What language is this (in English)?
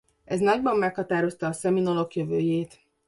Hungarian